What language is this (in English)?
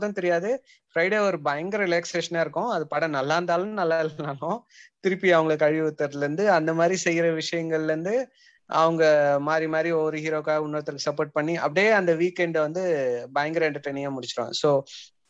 Tamil